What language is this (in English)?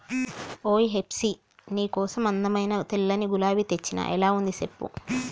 Telugu